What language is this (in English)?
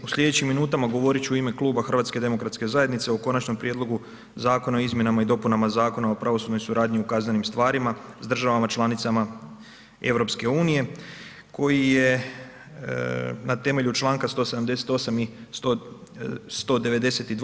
Croatian